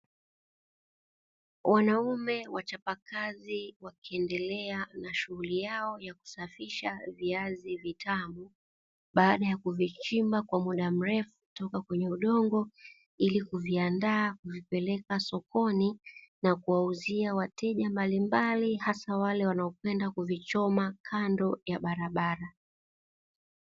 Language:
Swahili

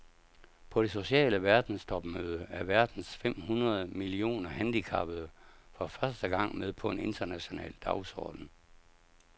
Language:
Danish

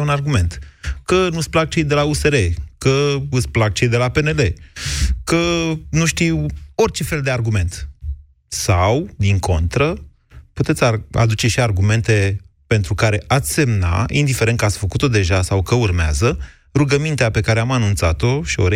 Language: Romanian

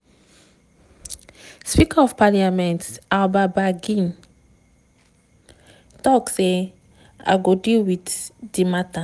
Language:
Nigerian Pidgin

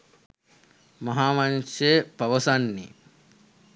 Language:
Sinhala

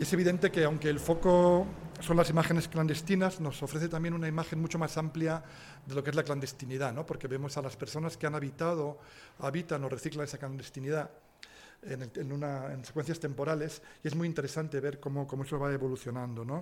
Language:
Spanish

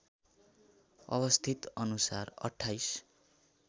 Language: Nepali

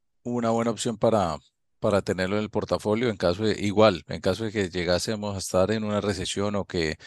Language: Spanish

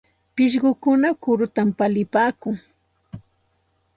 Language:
Santa Ana de Tusi Pasco Quechua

